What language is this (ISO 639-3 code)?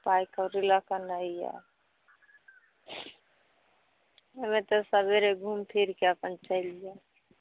mai